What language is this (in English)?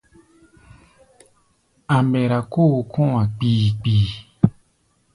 Gbaya